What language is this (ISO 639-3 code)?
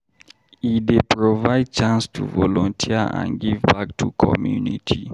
pcm